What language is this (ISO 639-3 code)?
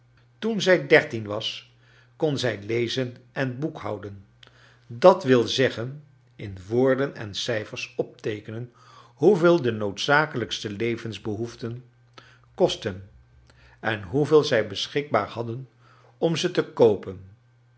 nld